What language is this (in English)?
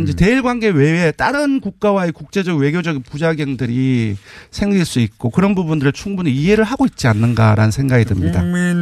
Korean